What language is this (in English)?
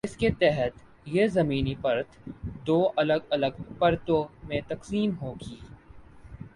Urdu